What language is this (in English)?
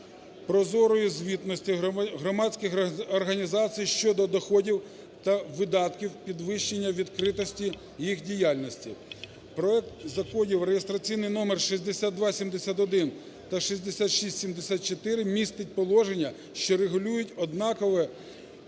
Ukrainian